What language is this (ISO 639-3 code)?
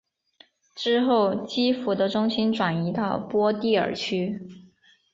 zho